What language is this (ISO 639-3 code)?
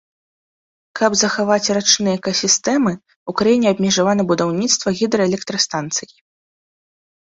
bel